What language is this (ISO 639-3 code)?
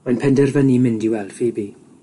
cym